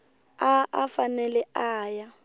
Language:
Tsonga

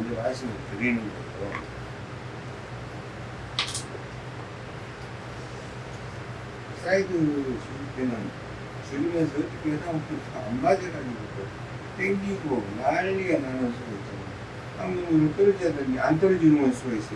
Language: Korean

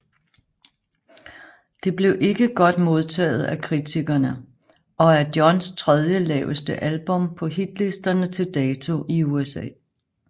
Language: Danish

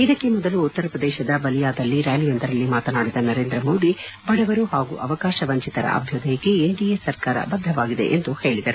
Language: Kannada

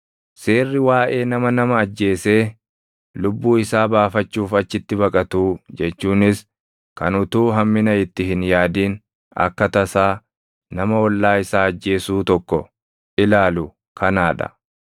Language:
Oromo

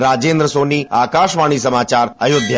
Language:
Hindi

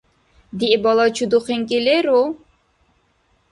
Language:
Dargwa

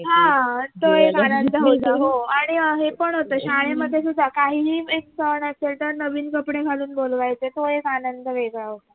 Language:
Marathi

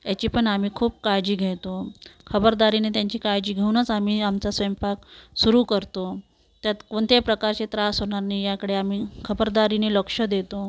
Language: Marathi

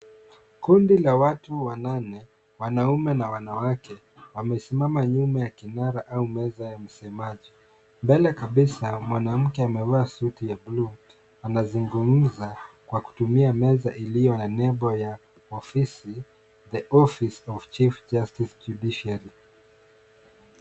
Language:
Swahili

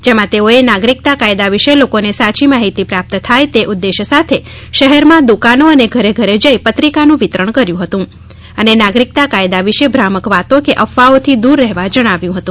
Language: Gujarati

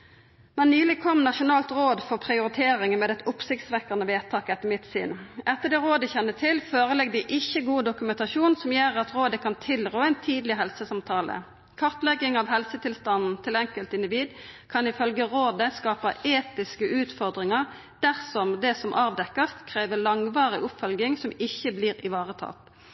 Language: Norwegian Nynorsk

